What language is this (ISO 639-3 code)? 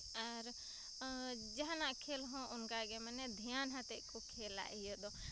sat